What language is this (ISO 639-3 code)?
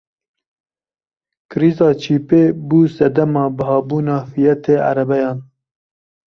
kur